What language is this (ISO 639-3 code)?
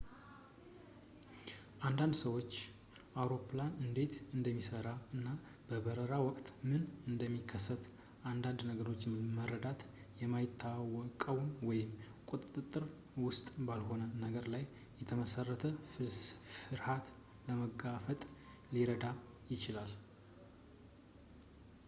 amh